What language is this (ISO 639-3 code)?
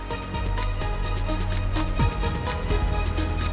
ind